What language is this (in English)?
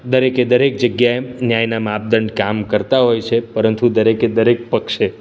Gujarati